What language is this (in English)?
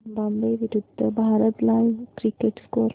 Marathi